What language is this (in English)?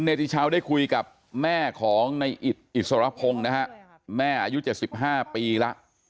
Thai